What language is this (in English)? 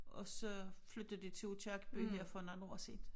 Danish